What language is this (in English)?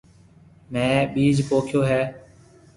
Marwari (Pakistan)